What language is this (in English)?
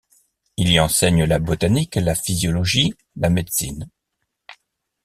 French